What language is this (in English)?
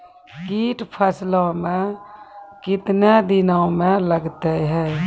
Maithili